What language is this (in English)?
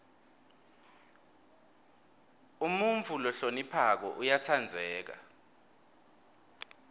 Swati